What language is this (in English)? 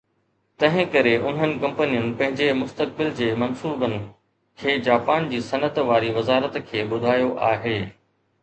Sindhi